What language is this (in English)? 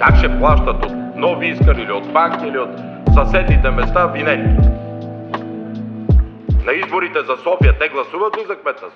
Bulgarian